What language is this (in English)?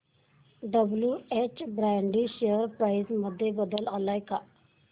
Marathi